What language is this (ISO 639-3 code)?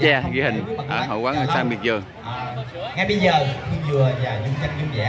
vie